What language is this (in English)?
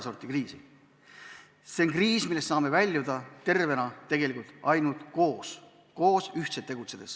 Estonian